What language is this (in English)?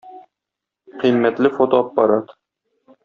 Tatar